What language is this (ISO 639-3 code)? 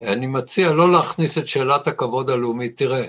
heb